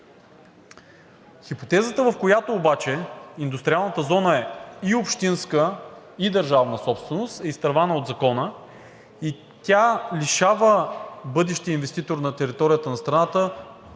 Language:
Bulgarian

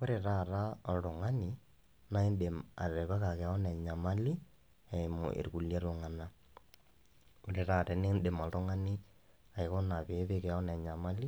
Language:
Masai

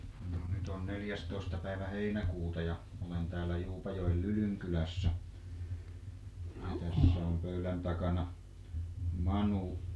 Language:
Finnish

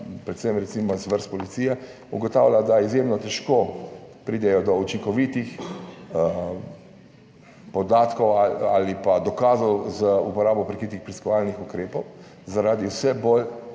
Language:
Slovenian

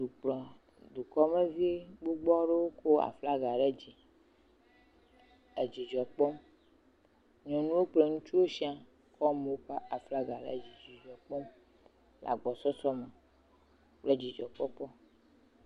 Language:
Ewe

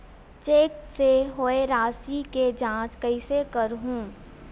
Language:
Chhattisgarhi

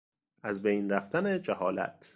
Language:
Persian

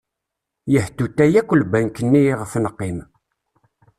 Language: Kabyle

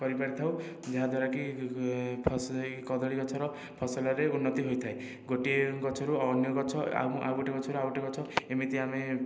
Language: Odia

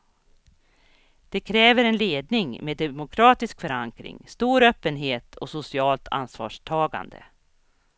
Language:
Swedish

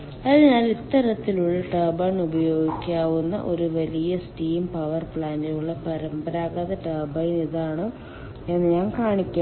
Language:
Malayalam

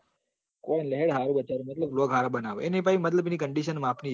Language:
Gujarati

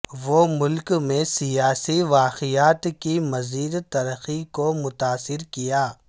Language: Urdu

